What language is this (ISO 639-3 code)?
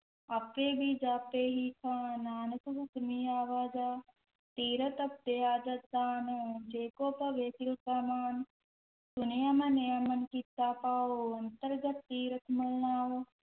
pan